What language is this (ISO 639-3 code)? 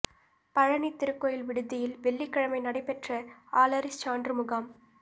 tam